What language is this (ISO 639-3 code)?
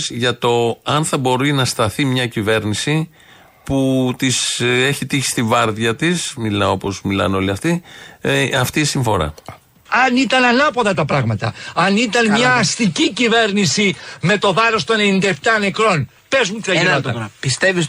ell